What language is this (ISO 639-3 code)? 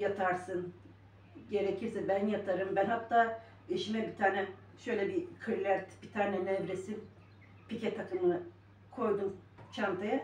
tur